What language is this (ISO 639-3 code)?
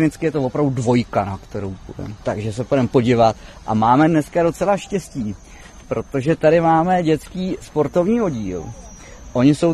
ces